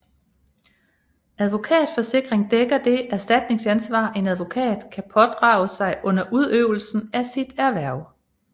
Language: Danish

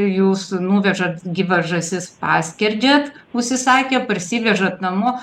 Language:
Lithuanian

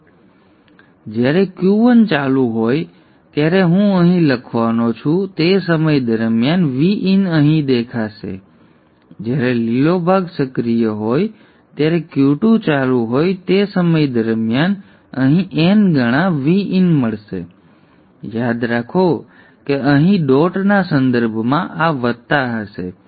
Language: Gujarati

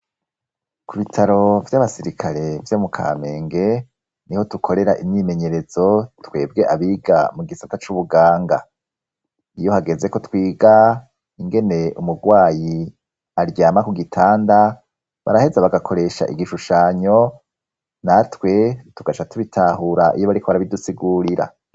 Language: Rundi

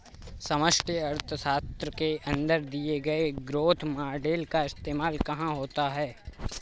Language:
Hindi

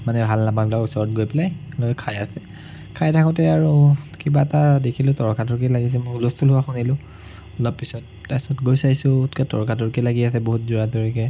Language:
Assamese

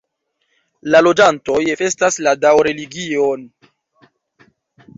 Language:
Esperanto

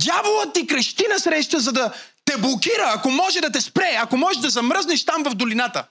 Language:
Bulgarian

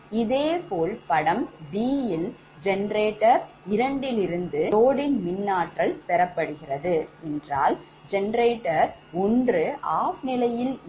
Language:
Tamil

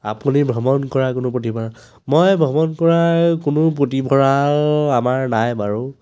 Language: Assamese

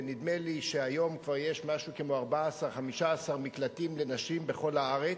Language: Hebrew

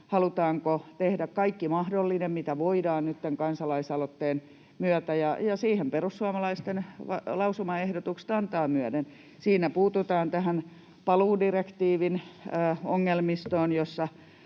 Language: Finnish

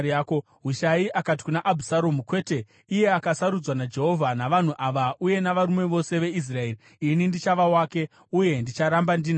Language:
Shona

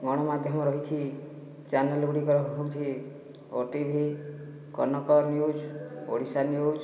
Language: Odia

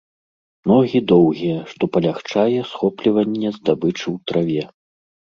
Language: Belarusian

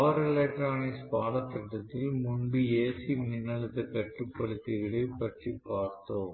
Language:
Tamil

